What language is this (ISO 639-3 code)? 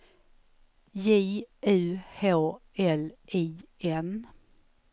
swe